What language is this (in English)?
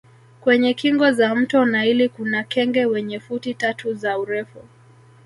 Swahili